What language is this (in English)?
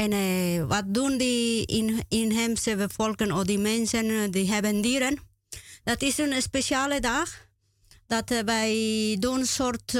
Dutch